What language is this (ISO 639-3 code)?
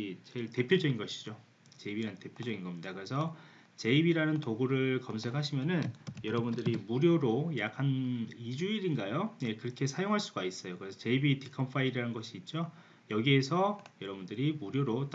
kor